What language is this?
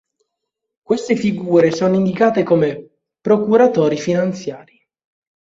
Italian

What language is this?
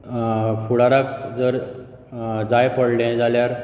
Konkani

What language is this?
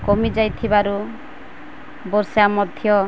Odia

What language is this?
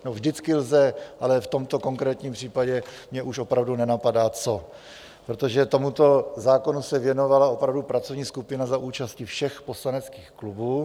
Czech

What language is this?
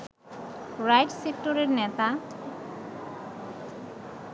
Bangla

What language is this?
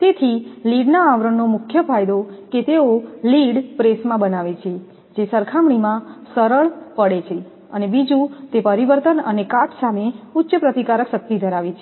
Gujarati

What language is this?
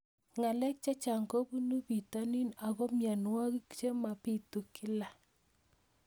Kalenjin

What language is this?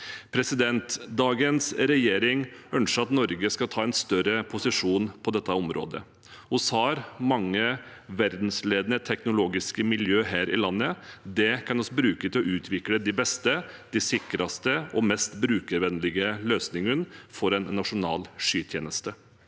Norwegian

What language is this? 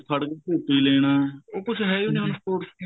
Punjabi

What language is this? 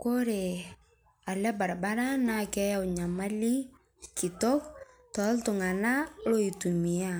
Masai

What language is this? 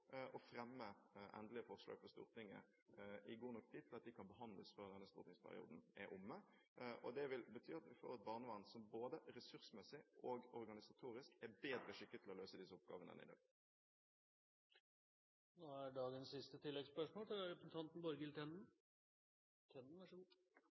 Norwegian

